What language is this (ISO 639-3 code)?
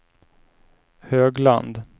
swe